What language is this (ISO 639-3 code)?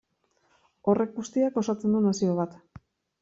eus